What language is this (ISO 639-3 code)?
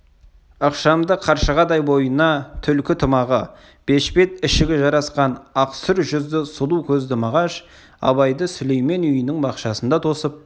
kaz